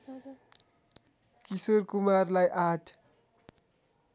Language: Nepali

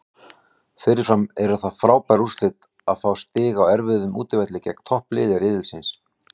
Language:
Icelandic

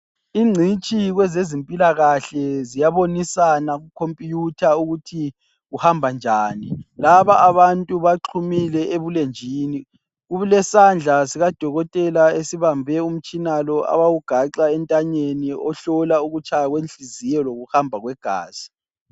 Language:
North Ndebele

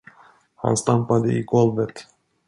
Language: Swedish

